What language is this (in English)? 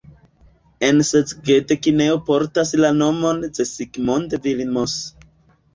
Esperanto